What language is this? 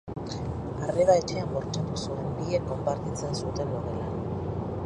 Basque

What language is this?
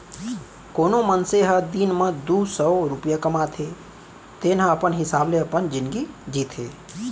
Chhattisgarhi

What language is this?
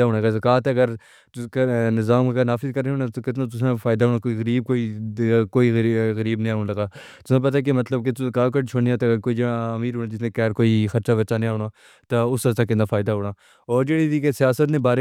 Pahari-Potwari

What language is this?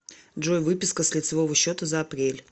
Russian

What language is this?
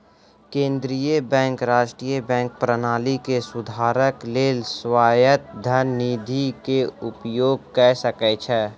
Maithili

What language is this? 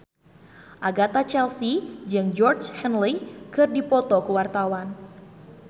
Sundanese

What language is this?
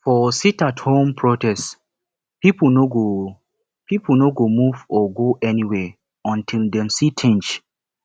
Nigerian Pidgin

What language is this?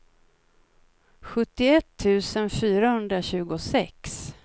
Swedish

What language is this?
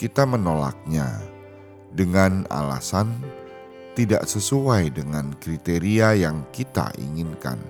Indonesian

